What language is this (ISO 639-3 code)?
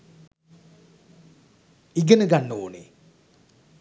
sin